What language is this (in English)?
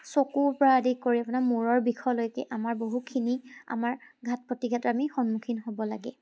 Assamese